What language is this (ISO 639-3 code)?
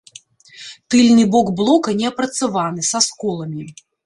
bel